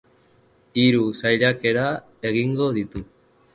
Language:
Basque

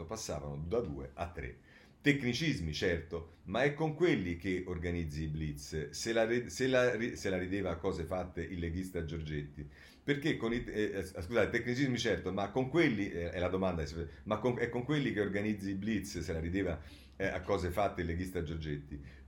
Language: Italian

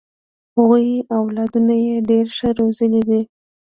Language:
Pashto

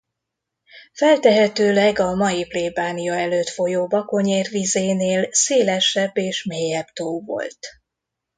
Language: Hungarian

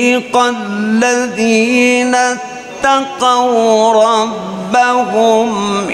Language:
Arabic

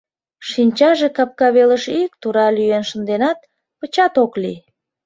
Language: Mari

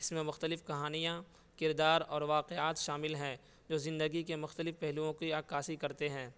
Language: Urdu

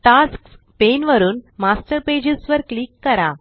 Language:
Marathi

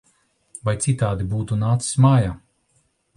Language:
Latvian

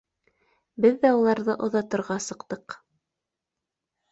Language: Bashkir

